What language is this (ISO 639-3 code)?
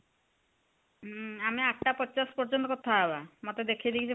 ori